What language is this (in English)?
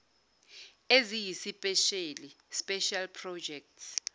Zulu